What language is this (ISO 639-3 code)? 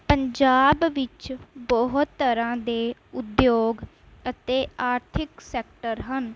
pan